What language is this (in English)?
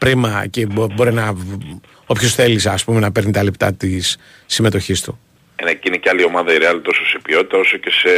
Greek